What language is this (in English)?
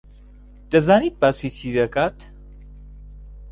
Central Kurdish